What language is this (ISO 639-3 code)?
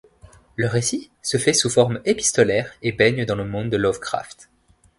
fra